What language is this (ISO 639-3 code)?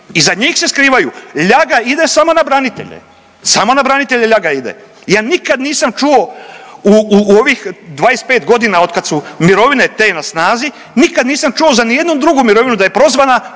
hrv